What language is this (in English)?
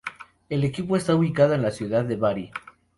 Spanish